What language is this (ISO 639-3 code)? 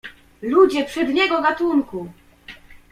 pol